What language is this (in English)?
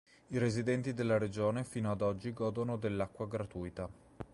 Italian